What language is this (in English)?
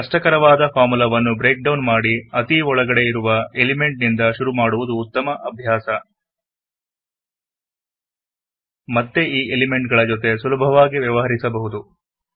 Kannada